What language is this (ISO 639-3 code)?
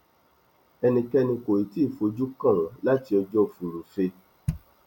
yor